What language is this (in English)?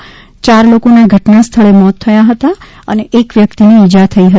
Gujarati